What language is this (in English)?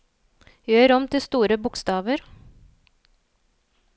Norwegian